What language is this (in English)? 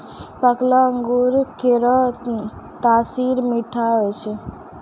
Maithili